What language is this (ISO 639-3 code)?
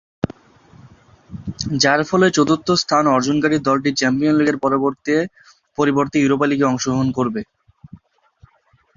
ben